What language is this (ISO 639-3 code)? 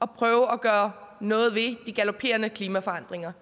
dan